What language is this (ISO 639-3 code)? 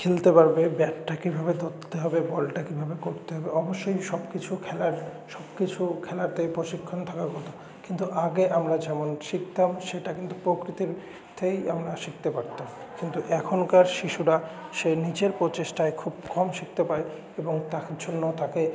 ben